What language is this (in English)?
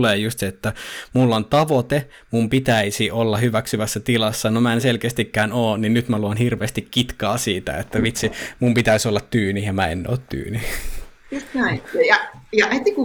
Finnish